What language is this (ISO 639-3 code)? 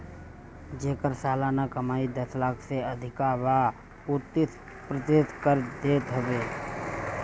bho